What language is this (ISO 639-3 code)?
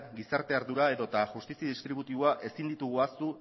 eus